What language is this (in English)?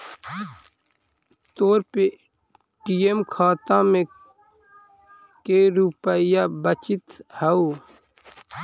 Magahi